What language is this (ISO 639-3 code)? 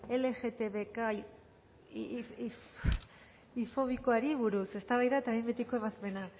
eus